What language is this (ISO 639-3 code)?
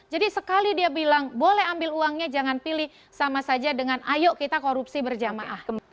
ind